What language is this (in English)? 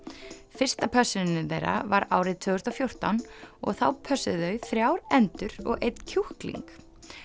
Icelandic